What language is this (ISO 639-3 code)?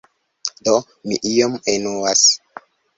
epo